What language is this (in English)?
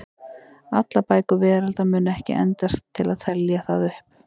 Icelandic